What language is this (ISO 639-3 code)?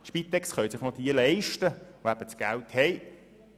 gsw